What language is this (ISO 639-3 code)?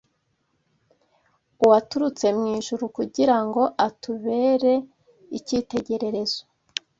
kin